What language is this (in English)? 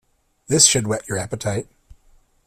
English